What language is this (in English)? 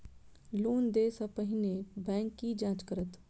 Maithili